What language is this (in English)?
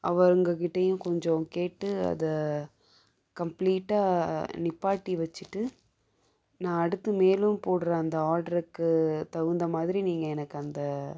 Tamil